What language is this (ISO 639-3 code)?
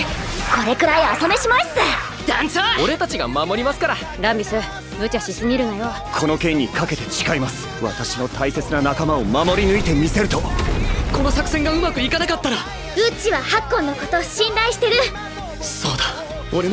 jpn